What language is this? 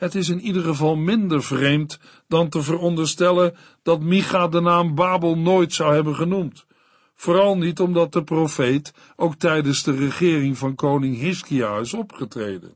Dutch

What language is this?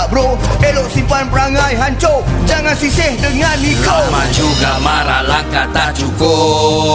Malay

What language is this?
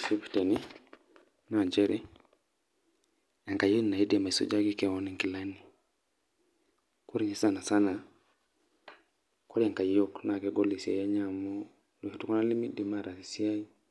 Masai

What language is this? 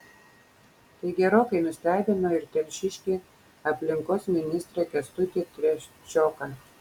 Lithuanian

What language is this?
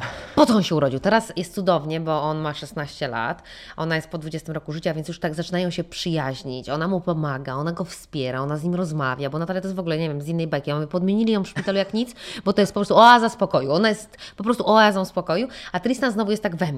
Polish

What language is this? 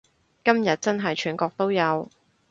Cantonese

